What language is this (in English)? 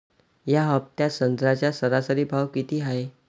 Marathi